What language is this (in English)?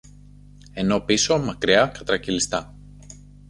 Greek